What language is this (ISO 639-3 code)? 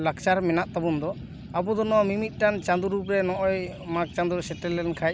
sat